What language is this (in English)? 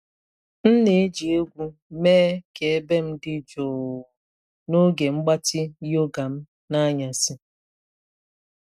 Igbo